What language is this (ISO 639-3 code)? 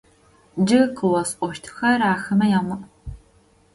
ady